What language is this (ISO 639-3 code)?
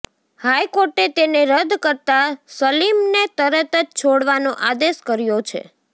guj